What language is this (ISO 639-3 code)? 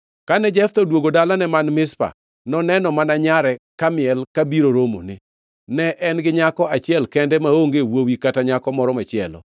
luo